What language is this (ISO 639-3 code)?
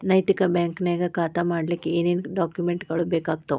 kan